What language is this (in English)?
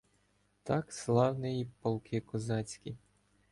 Ukrainian